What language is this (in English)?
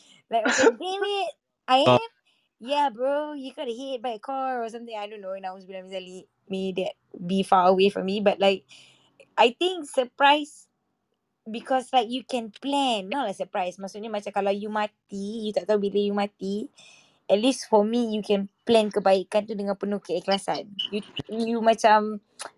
Malay